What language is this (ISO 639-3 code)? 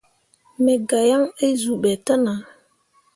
mua